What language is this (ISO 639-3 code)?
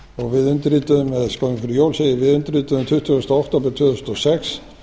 isl